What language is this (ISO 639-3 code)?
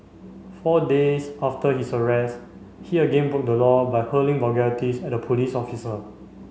eng